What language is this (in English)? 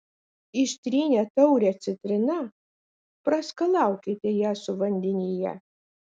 Lithuanian